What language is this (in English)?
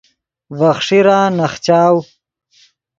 Yidgha